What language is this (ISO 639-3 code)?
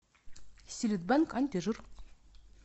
rus